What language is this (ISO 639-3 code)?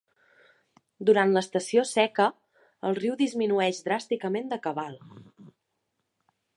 cat